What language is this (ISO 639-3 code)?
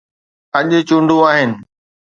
snd